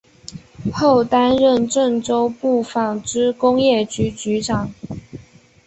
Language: Chinese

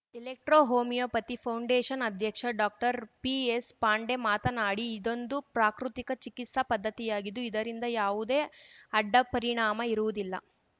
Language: Kannada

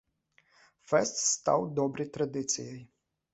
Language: Belarusian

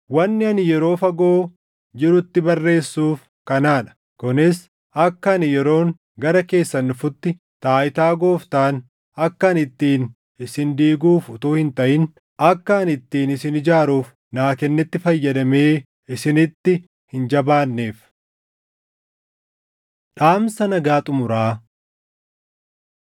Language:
Oromo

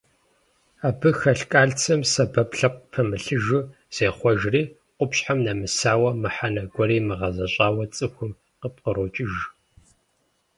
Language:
Kabardian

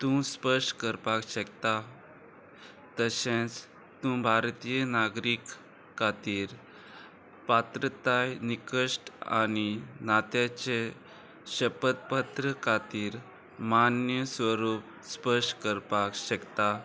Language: Konkani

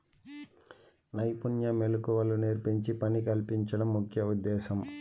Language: Telugu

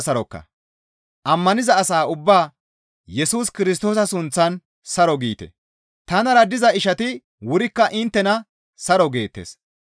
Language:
Gamo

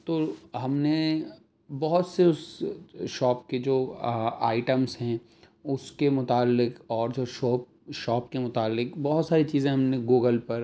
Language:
Urdu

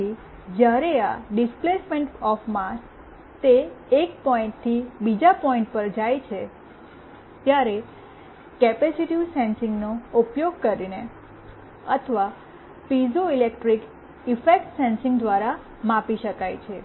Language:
Gujarati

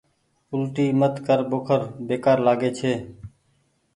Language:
Goaria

